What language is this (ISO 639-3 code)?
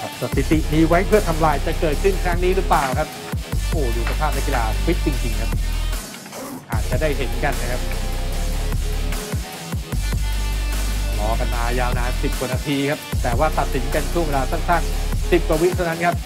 tha